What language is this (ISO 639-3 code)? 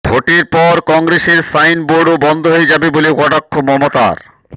ben